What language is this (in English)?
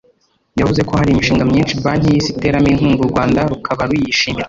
Kinyarwanda